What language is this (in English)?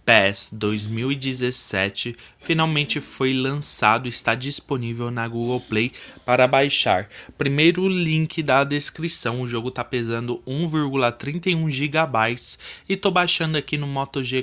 Portuguese